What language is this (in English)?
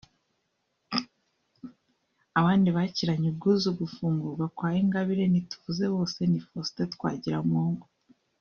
Kinyarwanda